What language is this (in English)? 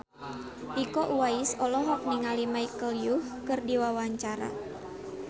Sundanese